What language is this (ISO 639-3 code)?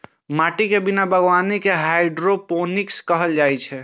mai